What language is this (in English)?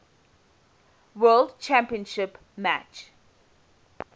English